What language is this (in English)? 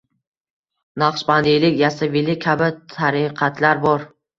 Uzbek